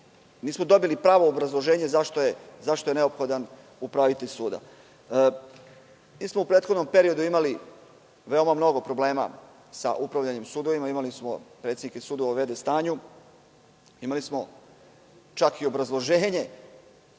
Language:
Serbian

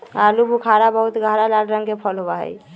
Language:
Magahi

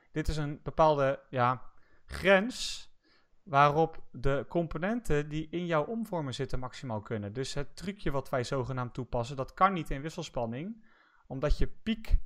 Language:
Dutch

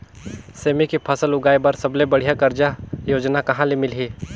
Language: Chhattisgarhi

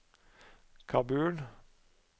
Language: Norwegian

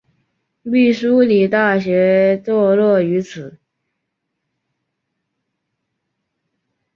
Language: Chinese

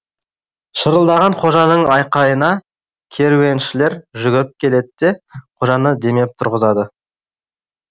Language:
Kazakh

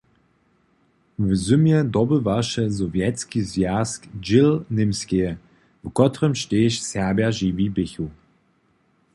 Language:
Upper Sorbian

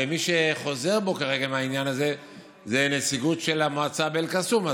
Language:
Hebrew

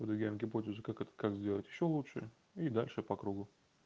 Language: Russian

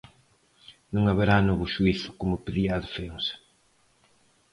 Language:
Galician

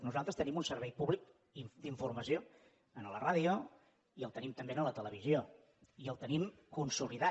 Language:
Catalan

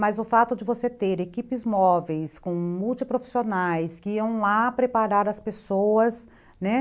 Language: Portuguese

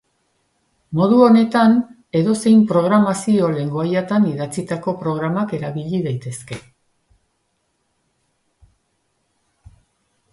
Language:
Basque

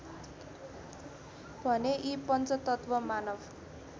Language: Nepali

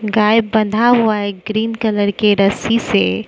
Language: Hindi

